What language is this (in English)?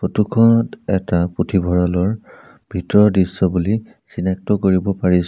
Assamese